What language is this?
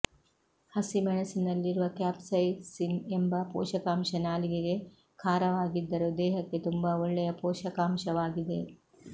Kannada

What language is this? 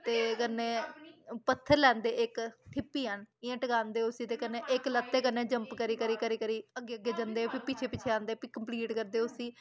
Dogri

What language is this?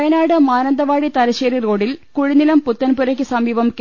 Malayalam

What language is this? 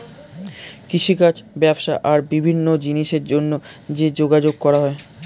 Bangla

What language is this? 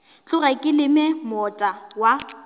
Northern Sotho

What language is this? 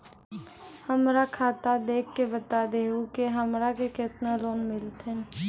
Maithili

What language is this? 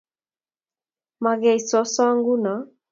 Kalenjin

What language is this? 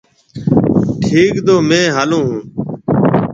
Marwari (Pakistan)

